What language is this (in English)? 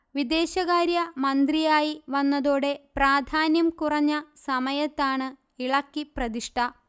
Malayalam